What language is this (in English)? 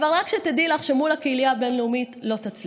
Hebrew